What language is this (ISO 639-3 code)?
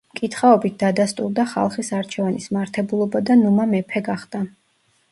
kat